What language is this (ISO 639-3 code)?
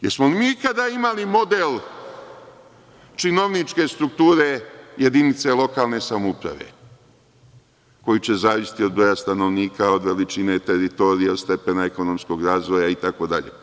srp